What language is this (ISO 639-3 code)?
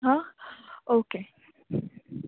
kok